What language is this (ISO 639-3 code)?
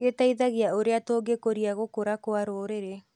kik